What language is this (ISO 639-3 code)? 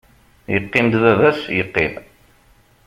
kab